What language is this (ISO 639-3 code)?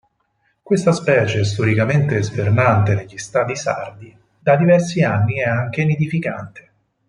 ita